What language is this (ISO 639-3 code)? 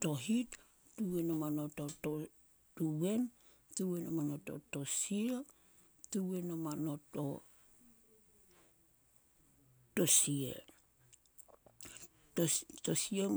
sol